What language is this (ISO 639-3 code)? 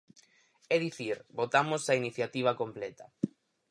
glg